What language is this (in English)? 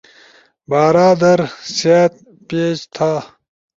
Ushojo